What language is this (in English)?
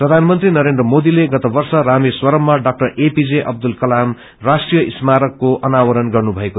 Nepali